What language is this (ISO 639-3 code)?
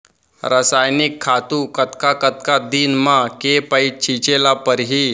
hne